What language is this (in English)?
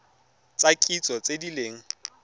Tswana